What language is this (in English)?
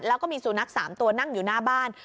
Thai